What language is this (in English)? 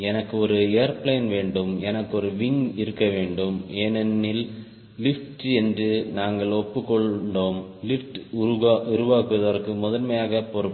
Tamil